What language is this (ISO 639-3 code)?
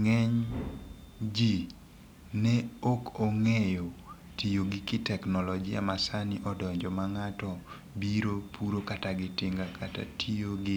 luo